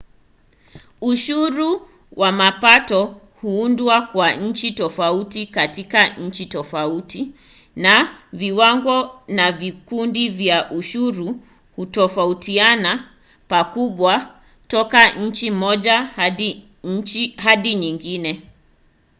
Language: Swahili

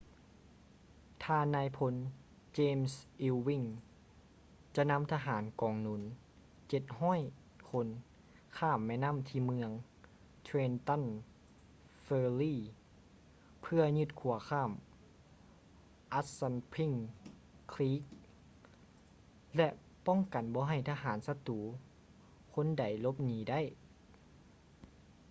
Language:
Lao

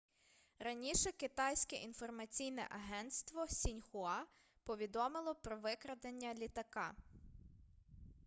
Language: Ukrainian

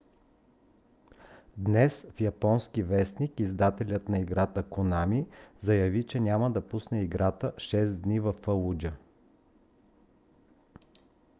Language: Bulgarian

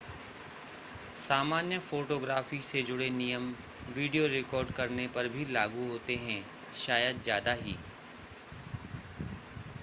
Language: Hindi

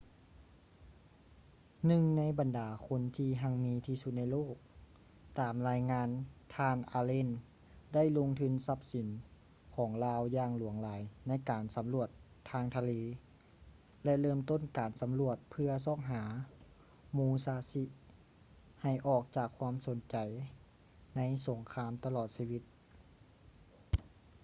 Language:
Lao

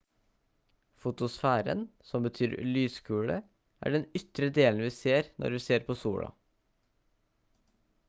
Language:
Norwegian Bokmål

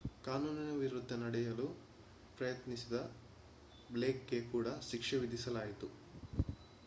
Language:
Kannada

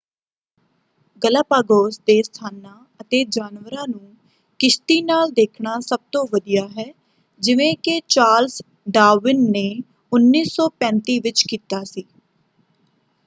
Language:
Punjabi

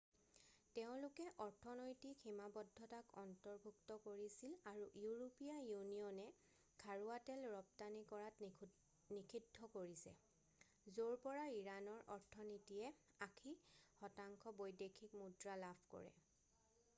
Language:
Assamese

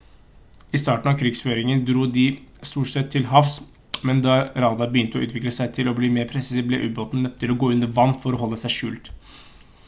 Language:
Norwegian Bokmål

